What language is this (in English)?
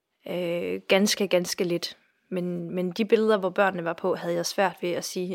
Danish